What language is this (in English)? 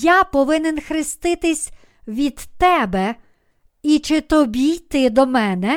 Ukrainian